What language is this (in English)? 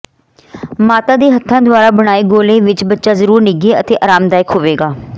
Punjabi